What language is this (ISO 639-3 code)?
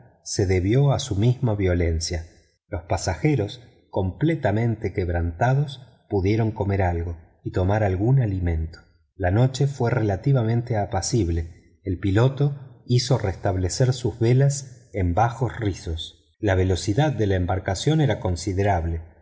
spa